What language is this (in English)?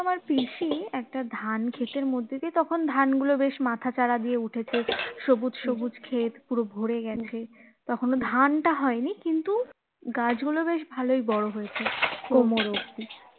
Bangla